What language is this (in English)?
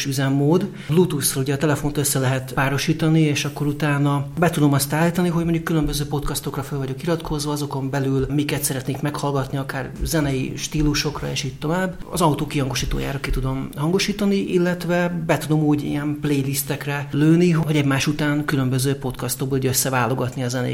Hungarian